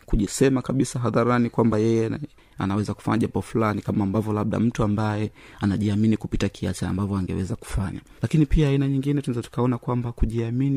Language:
Swahili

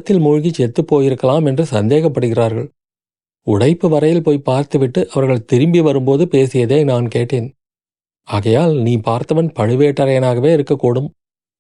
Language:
Tamil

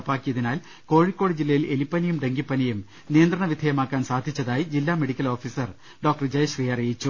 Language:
Malayalam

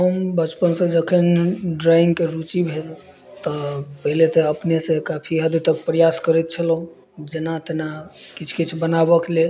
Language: Maithili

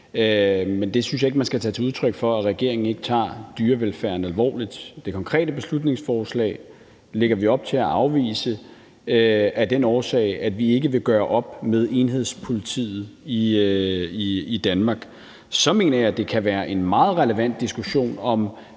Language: Danish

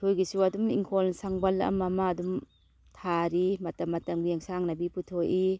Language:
Manipuri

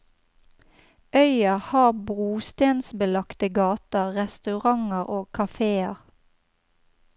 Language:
Norwegian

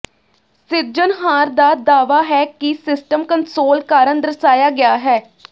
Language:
Punjabi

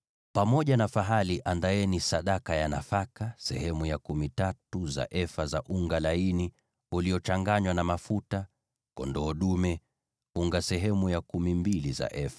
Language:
Swahili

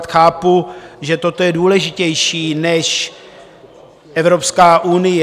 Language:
Czech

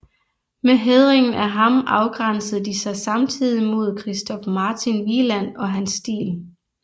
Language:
Danish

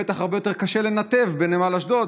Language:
Hebrew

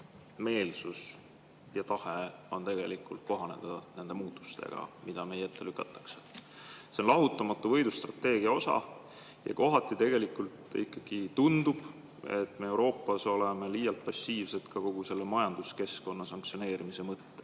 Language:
Estonian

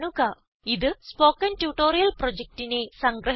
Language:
Malayalam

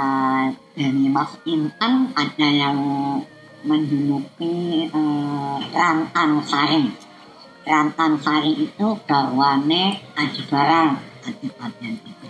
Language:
Indonesian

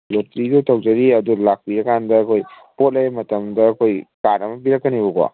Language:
Manipuri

